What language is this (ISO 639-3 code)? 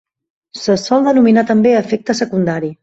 cat